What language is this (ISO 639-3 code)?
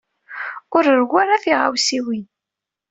kab